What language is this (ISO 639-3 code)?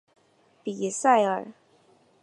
zho